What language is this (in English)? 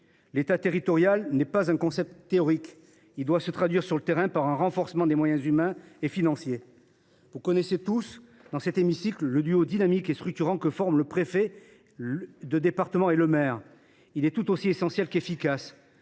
French